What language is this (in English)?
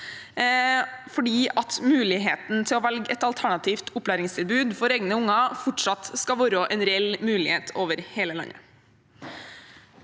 Norwegian